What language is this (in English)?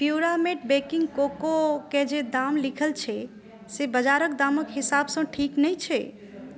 Maithili